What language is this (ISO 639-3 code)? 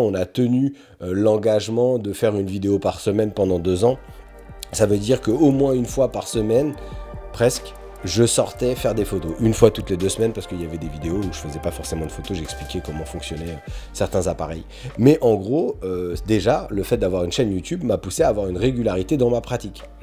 fra